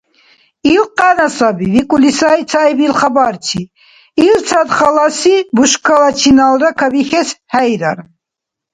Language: Dargwa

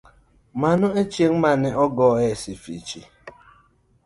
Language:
Luo (Kenya and Tanzania)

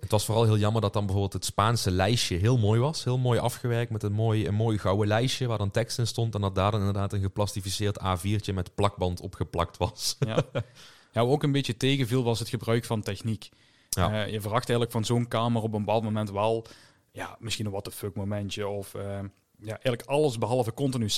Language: Dutch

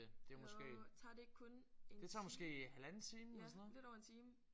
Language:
Danish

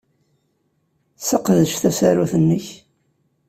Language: Kabyle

